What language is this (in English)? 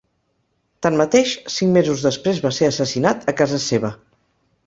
Catalan